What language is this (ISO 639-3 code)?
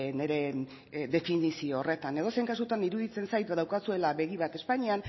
eus